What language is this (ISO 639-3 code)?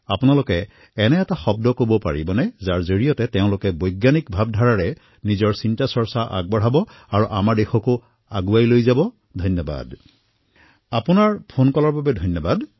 asm